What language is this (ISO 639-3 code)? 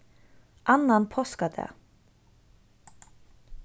fao